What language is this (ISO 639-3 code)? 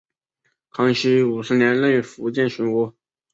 zho